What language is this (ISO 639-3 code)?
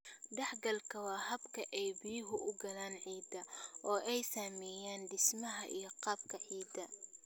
som